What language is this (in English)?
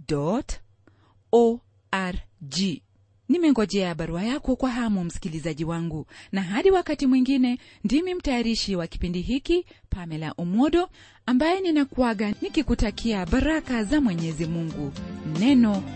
Swahili